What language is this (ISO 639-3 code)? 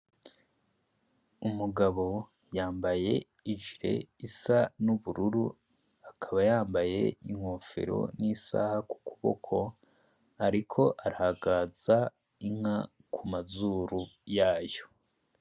run